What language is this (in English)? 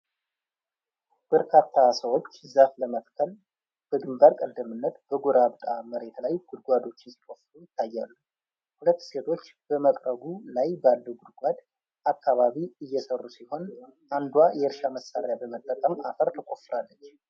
Amharic